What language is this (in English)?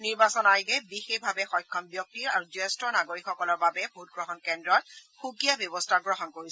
Assamese